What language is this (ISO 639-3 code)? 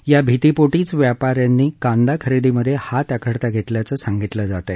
mar